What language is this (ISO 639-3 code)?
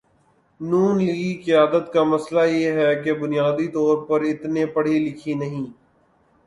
urd